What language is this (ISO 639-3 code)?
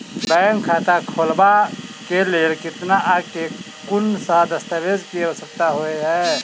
mai